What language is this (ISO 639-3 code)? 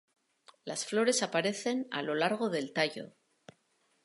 spa